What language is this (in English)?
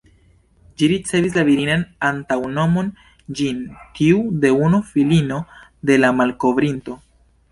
Esperanto